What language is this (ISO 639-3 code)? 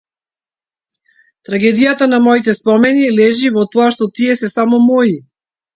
mkd